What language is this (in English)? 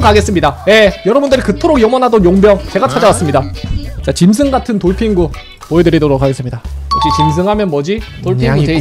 Korean